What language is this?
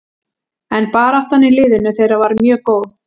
Icelandic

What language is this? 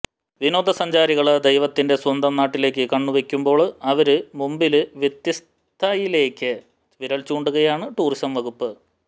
Malayalam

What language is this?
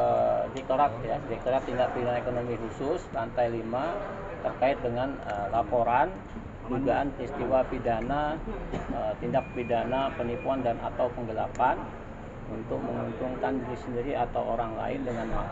Indonesian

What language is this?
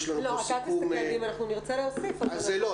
Hebrew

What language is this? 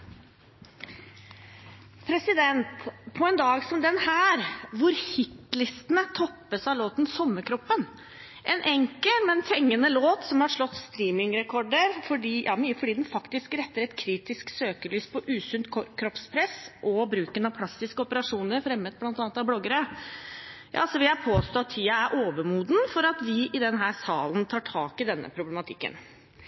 Norwegian Bokmål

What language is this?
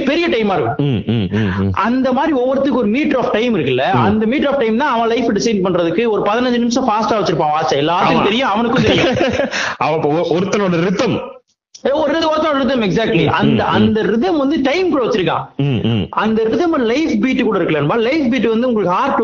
Tamil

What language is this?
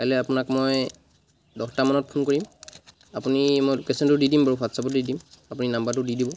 Assamese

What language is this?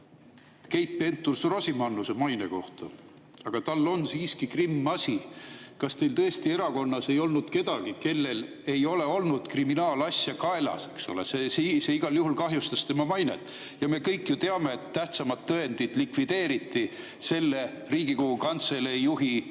Estonian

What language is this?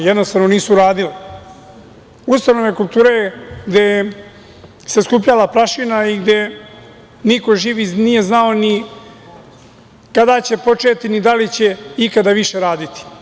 Serbian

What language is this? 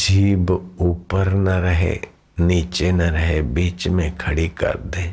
Hindi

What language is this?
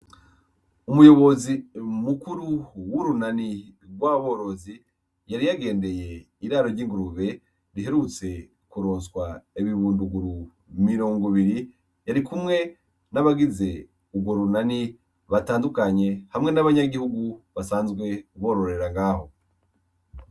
Rundi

